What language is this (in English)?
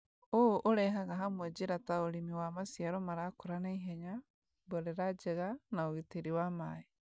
Kikuyu